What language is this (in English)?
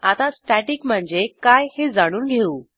Marathi